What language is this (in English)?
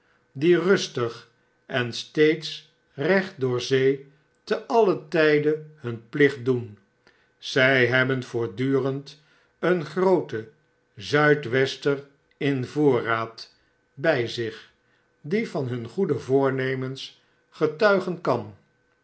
Dutch